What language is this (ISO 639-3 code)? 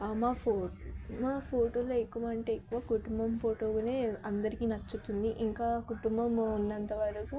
tel